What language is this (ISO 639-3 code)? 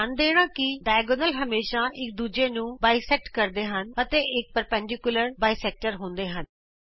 pan